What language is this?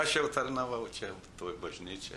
Lithuanian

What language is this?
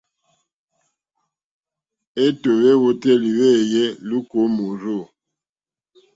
Mokpwe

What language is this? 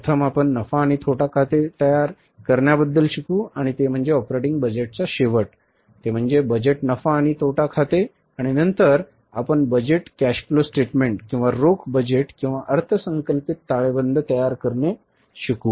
Marathi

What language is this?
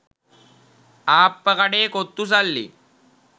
Sinhala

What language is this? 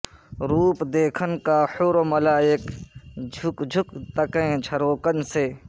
Urdu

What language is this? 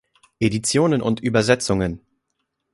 German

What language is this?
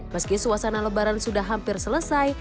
Indonesian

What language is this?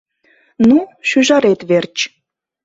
Mari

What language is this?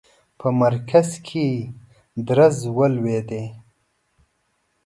Pashto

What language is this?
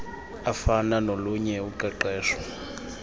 Xhosa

